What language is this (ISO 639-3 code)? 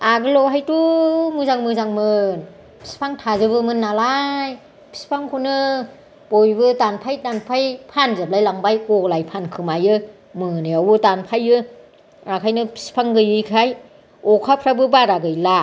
brx